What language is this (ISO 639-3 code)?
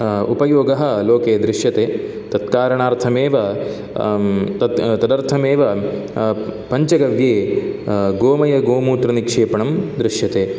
san